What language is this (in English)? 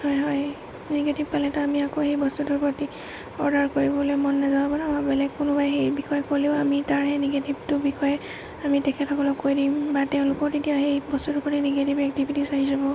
Assamese